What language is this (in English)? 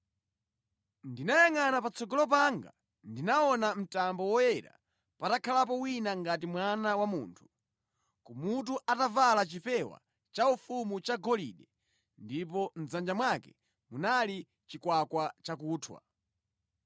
Nyanja